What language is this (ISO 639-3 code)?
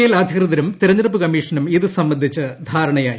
mal